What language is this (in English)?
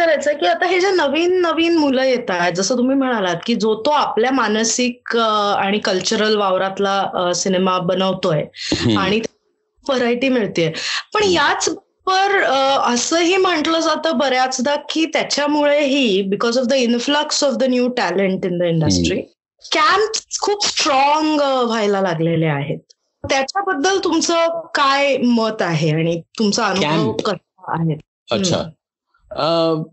Marathi